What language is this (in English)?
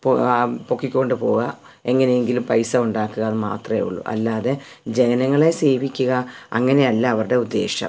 Malayalam